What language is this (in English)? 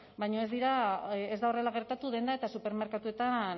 Basque